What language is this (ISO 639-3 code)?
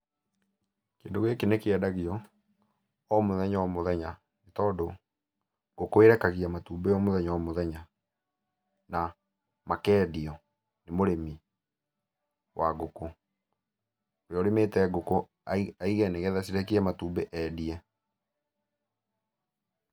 kik